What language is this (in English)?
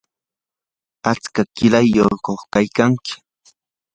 Yanahuanca Pasco Quechua